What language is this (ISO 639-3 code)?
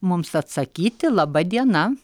lit